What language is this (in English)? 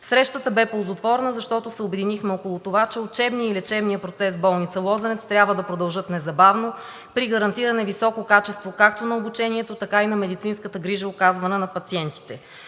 Bulgarian